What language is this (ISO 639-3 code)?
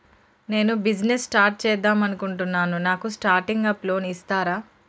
tel